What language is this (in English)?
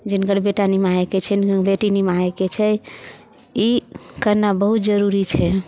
Maithili